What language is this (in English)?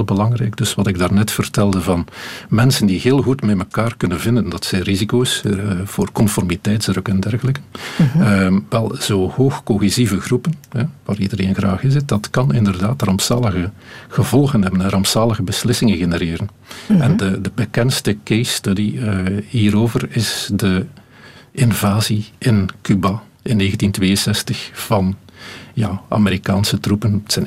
Dutch